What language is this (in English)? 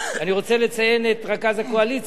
Hebrew